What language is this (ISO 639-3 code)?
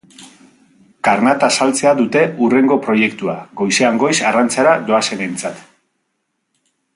eus